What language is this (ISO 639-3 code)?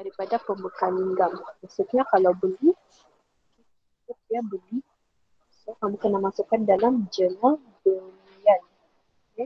msa